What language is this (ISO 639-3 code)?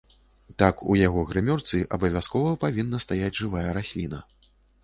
bel